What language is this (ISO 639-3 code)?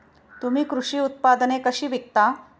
mar